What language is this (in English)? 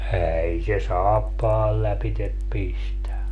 Finnish